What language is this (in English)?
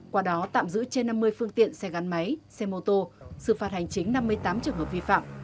Vietnamese